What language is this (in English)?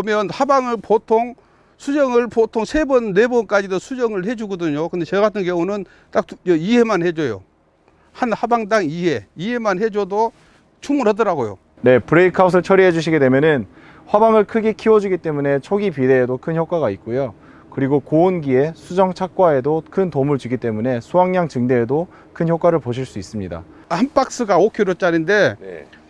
Korean